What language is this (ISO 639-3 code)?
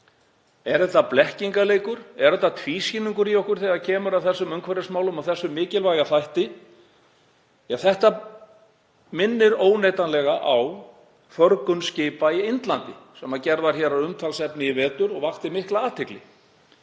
isl